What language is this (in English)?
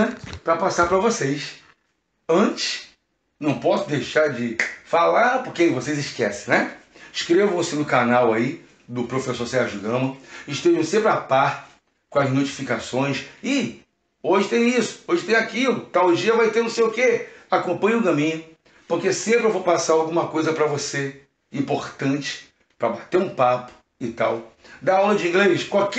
Portuguese